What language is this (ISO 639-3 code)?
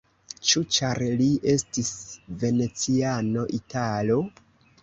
epo